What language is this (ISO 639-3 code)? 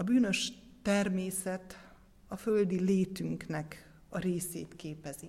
hun